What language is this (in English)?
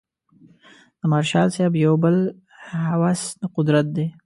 Pashto